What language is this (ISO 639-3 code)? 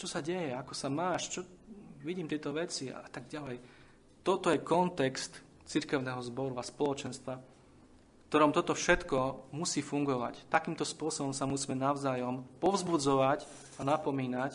slk